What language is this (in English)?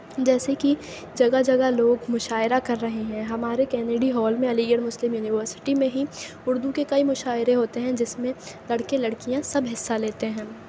Urdu